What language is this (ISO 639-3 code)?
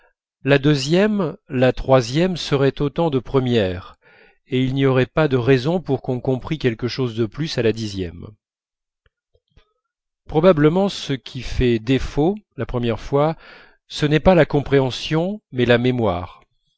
fra